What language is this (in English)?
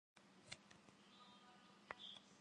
Kabardian